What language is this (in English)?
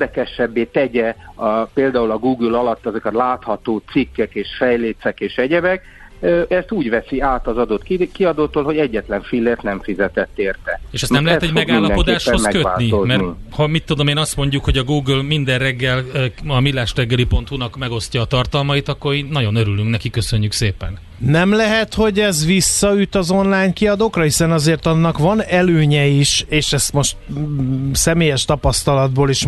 Hungarian